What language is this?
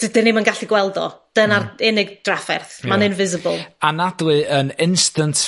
Welsh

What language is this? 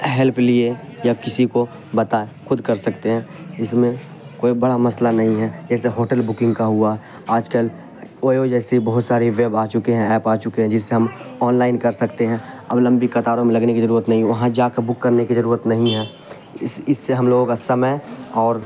Urdu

